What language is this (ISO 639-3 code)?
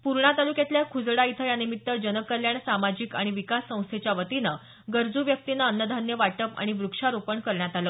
mar